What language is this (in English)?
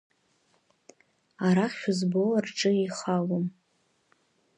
Abkhazian